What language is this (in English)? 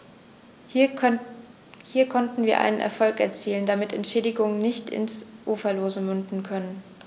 German